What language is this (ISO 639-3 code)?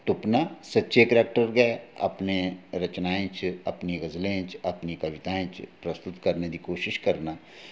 doi